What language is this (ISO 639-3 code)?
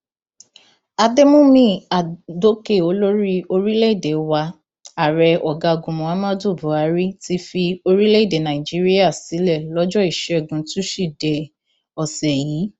yor